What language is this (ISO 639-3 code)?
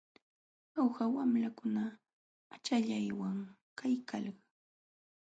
qxw